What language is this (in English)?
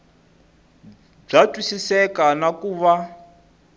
Tsonga